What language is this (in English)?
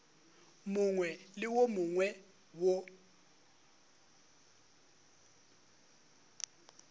Northern Sotho